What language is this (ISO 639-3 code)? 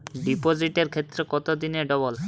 ben